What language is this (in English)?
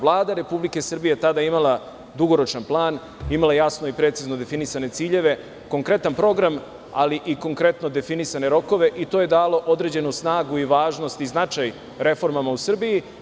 Serbian